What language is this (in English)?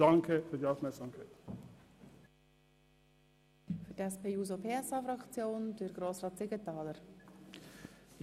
Swiss German